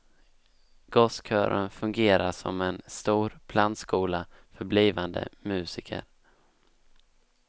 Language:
Swedish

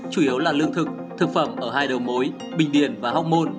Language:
Vietnamese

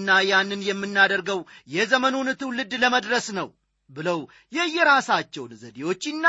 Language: Amharic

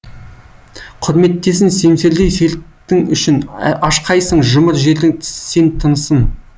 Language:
Kazakh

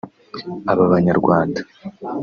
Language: Kinyarwanda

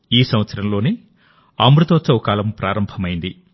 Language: Telugu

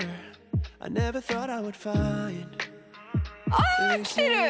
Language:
Japanese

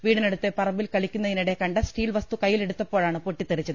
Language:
Malayalam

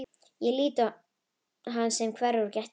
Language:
Icelandic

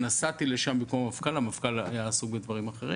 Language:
Hebrew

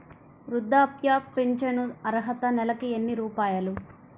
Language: Telugu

